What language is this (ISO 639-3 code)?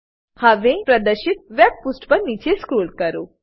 guj